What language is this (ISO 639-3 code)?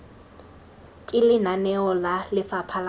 tsn